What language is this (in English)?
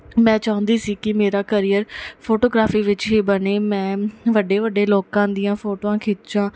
Punjabi